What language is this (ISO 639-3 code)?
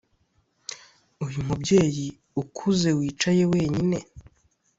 kin